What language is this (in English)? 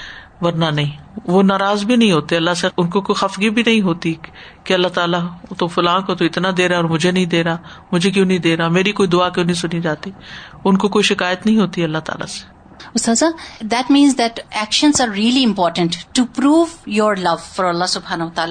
Urdu